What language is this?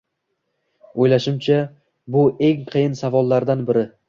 Uzbek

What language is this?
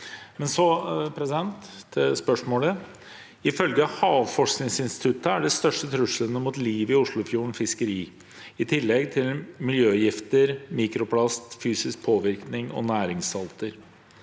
Norwegian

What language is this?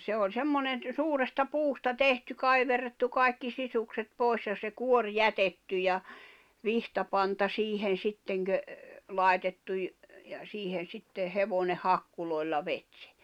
Finnish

